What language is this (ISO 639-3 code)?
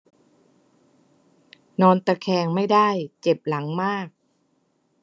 tha